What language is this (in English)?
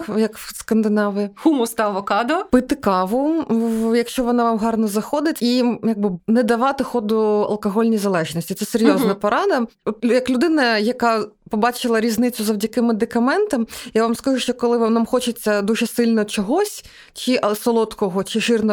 Ukrainian